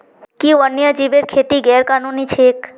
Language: Magahi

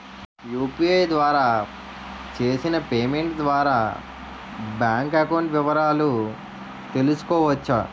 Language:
Telugu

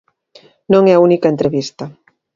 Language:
Galician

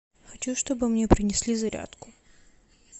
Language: Russian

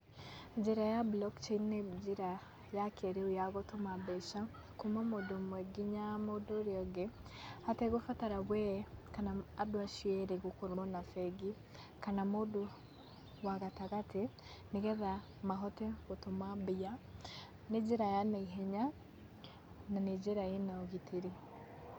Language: Kikuyu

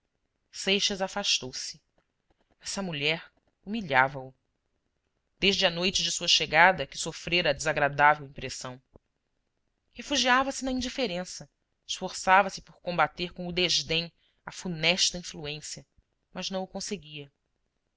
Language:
Portuguese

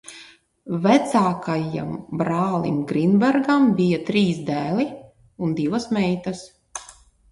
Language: Latvian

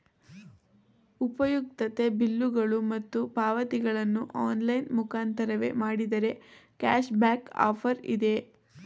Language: Kannada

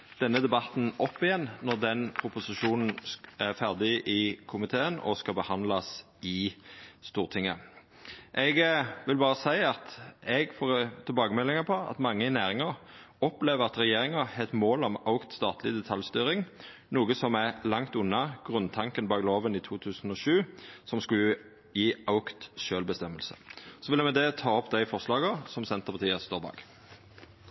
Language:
Norwegian Nynorsk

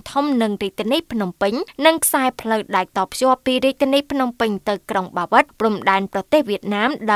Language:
Thai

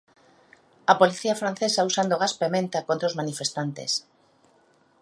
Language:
Galician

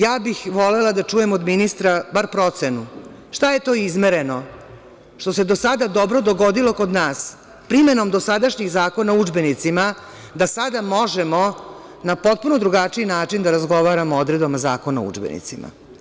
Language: Serbian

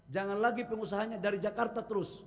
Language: Indonesian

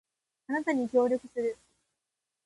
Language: Japanese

